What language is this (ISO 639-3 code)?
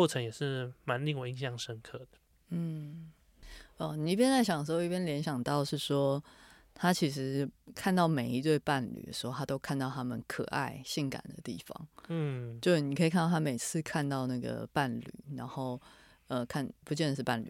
zho